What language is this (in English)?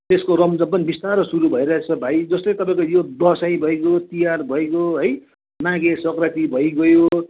Nepali